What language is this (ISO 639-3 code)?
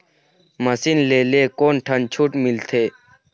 hne